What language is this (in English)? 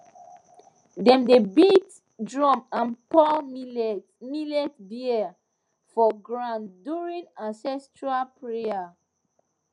Nigerian Pidgin